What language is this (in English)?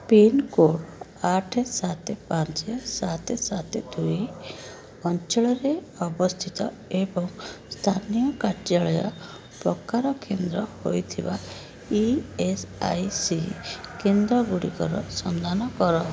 Odia